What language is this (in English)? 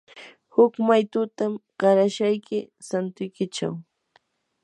Yanahuanca Pasco Quechua